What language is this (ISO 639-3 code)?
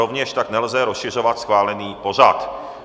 ces